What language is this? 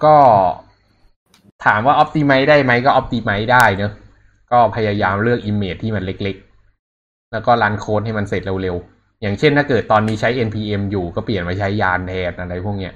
Thai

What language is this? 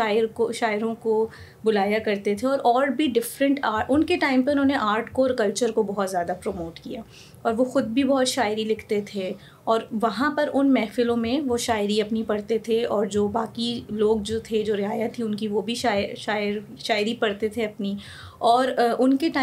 Urdu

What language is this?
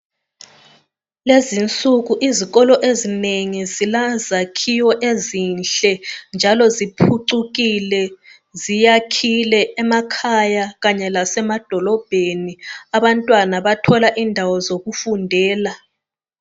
North Ndebele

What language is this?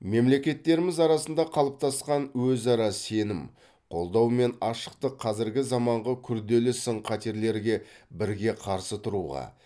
Kazakh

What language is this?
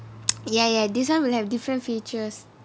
English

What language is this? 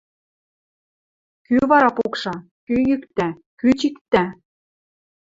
Western Mari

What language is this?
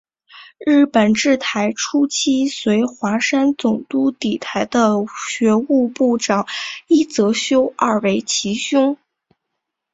Chinese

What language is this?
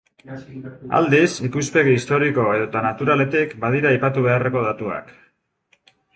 Basque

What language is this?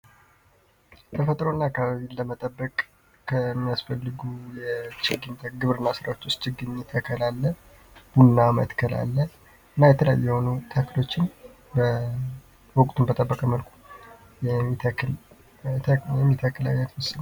Amharic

